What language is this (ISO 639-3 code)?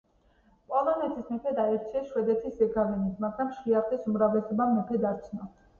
kat